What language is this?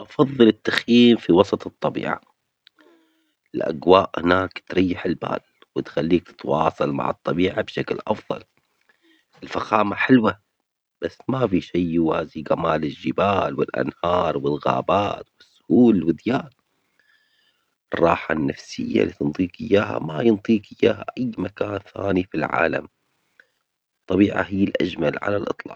Omani Arabic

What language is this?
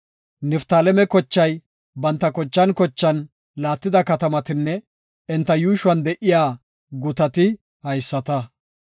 Gofa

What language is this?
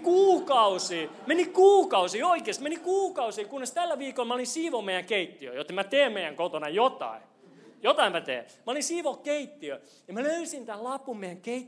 Finnish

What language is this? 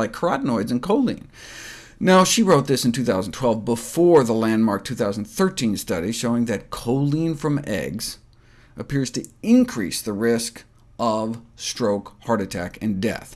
English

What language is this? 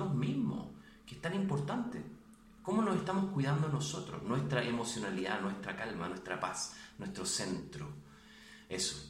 Spanish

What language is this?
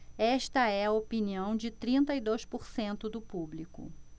Portuguese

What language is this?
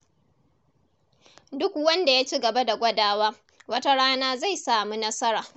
Hausa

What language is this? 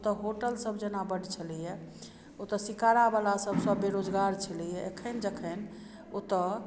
Maithili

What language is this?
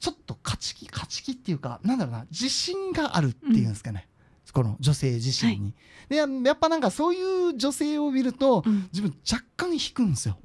Japanese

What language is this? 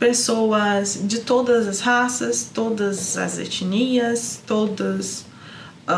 Portuguese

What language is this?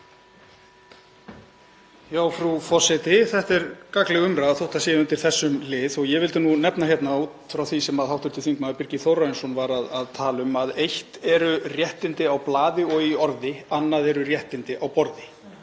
Icelandic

